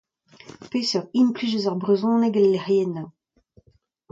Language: Breton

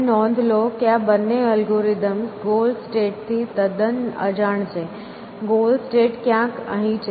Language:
Gujarati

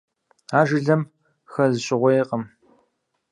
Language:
Kabardian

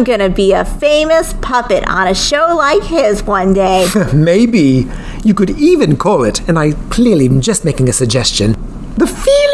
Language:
English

